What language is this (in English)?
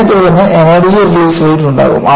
Malayalam